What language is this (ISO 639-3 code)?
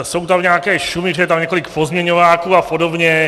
ces